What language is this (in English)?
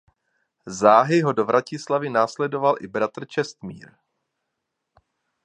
Czech